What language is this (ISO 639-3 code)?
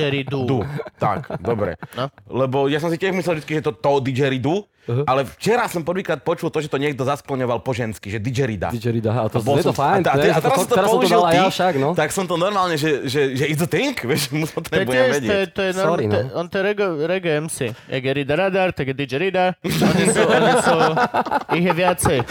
slk